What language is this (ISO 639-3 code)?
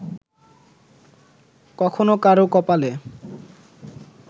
ben